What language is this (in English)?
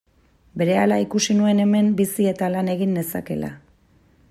Basque